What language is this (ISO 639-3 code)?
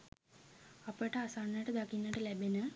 sin